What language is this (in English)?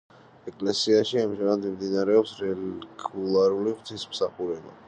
Georgian